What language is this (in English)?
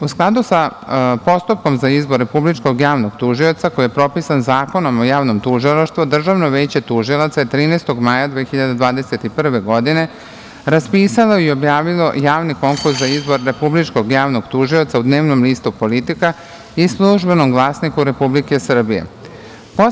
Serbian